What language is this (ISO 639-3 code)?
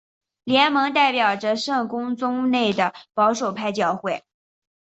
zho